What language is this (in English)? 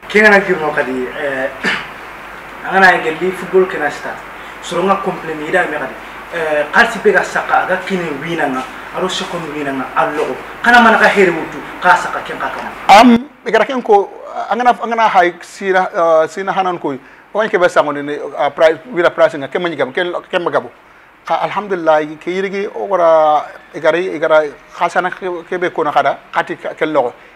Arabic